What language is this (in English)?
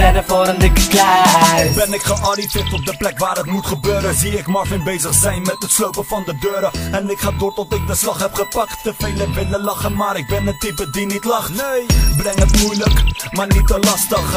Dutch